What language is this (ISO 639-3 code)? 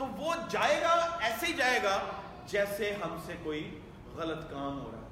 urd